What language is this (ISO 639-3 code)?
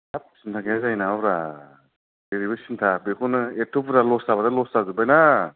brx